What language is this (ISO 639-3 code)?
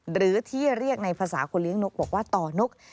tha